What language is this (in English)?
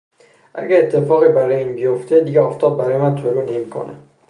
Persian